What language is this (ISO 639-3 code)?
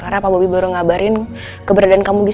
ind